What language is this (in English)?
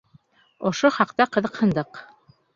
Bashkir